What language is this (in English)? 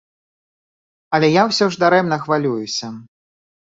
Belarusian